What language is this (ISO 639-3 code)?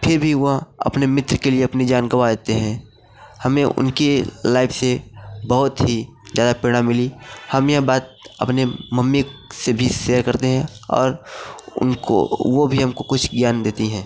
hin